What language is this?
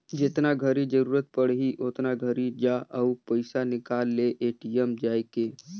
Chhattisgarhi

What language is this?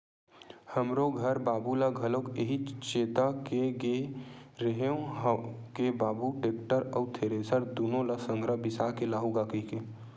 Chhattisgarhi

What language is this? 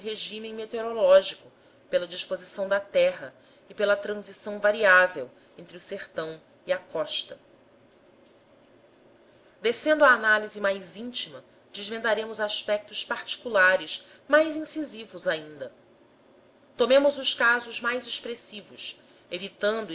Portuguese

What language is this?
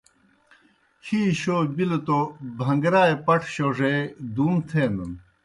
Kohistani Shina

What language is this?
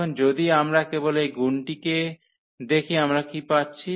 Bangla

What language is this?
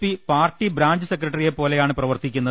Malayalam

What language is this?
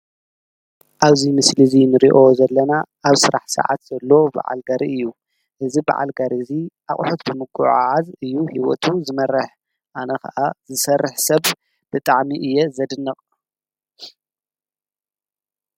Tigrinya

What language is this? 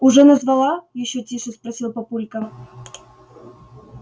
Russian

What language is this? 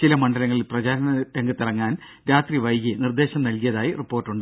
Malayalam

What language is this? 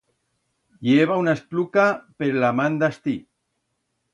Aragonese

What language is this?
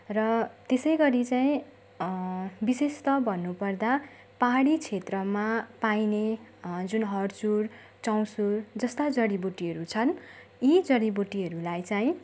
Nepali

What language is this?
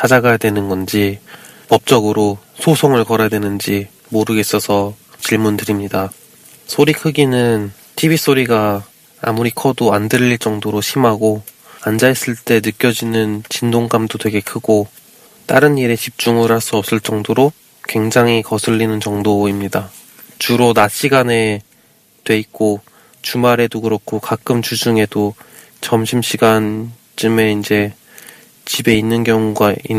Korean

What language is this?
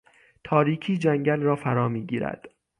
Persian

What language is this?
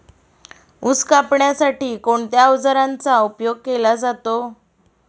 Marathi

